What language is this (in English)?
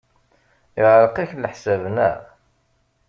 Kabyle